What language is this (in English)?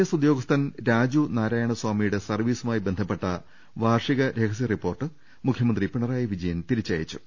Malayalam